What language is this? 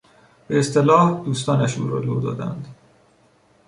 Persian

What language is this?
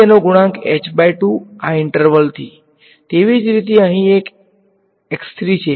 Gujarati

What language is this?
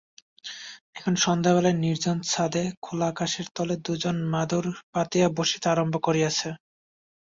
Bangla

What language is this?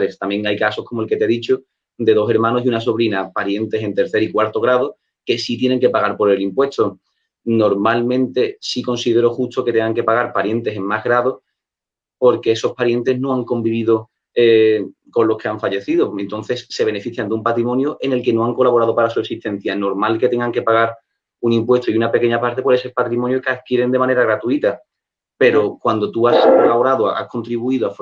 Spanish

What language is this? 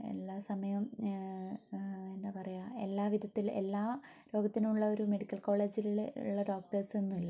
Malayalam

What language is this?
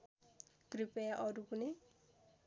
Nepali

